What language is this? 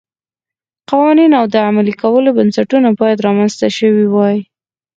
Pashto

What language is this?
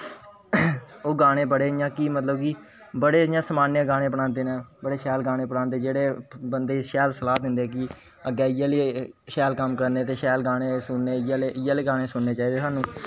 Dogri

